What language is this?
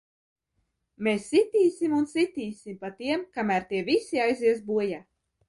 Latvian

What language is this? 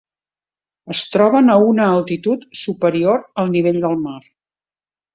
Catalan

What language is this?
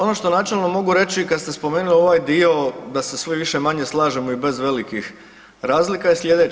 Croatian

